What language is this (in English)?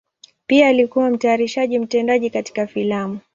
Swahili